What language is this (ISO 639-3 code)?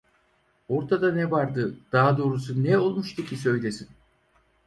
tur